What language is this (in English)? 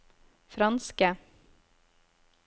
Norwegian